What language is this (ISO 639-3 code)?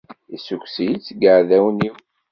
kab